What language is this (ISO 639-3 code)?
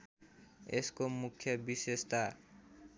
nep